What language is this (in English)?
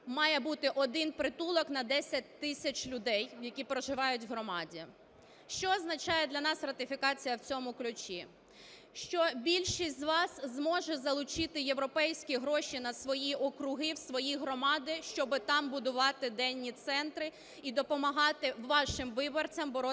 Ukrainian